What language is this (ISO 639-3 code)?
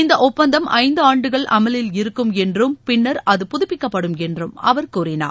tam